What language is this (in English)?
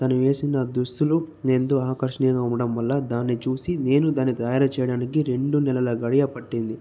Telugu